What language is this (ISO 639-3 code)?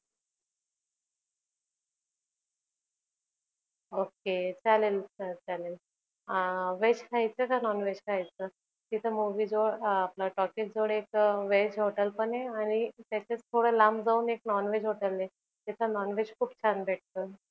mar